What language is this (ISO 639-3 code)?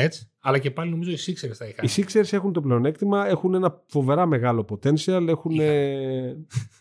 ell